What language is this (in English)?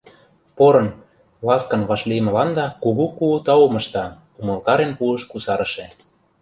Mari